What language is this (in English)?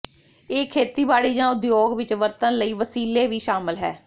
Punjabi